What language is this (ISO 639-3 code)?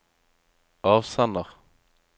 nor